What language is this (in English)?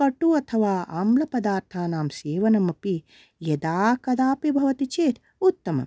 Sanskrit